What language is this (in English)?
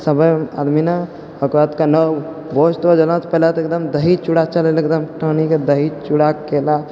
Maithili